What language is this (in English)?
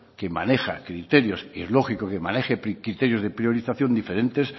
Spanish